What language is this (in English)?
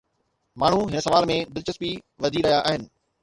Sindhi